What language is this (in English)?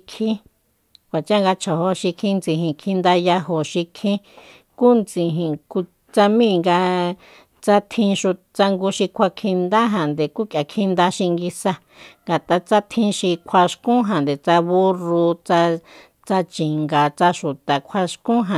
Soyaltepec Mazatec